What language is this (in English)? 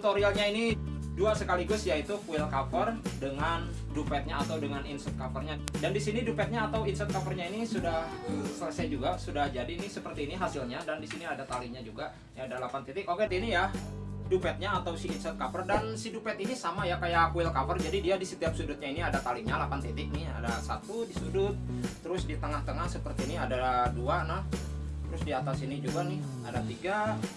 Indonesian